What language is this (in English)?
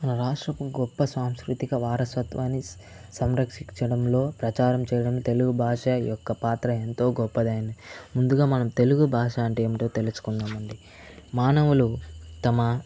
Telugu